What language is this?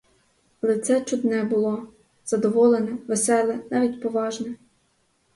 Ukrainian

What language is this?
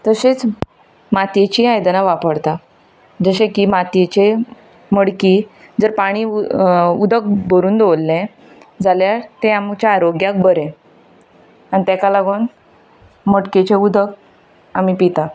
Konkani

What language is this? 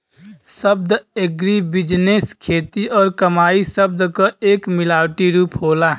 Bhojpuri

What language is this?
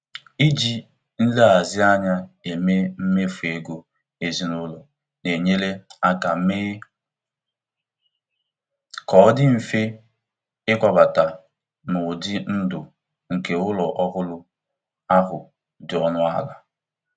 Igbo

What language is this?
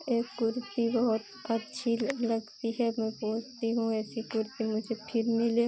Hindi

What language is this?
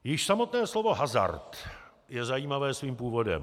Czech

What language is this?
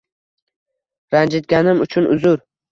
Uzbek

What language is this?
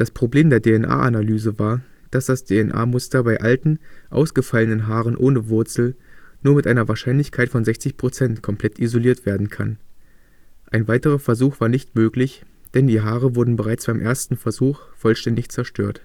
German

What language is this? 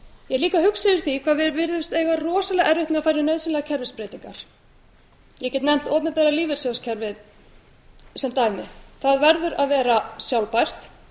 Icelandic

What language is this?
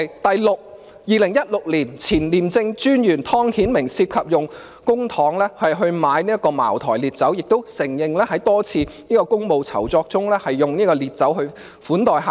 Cantonese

